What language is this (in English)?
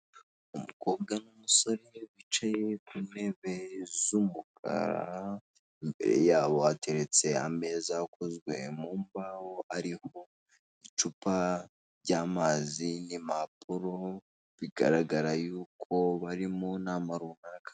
Kinyarwanda